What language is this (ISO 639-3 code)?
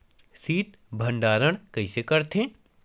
hne